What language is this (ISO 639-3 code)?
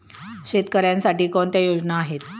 mar